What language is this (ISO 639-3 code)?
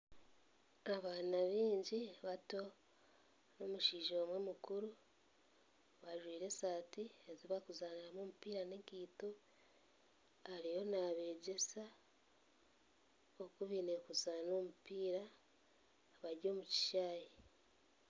nyn